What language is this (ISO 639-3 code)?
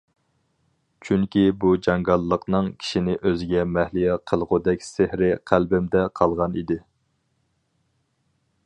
uig